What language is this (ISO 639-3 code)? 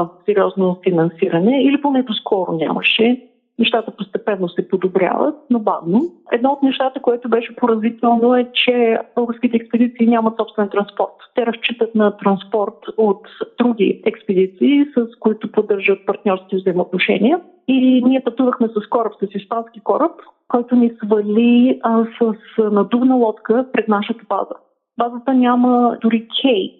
bul